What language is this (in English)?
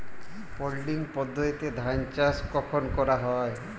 Bangla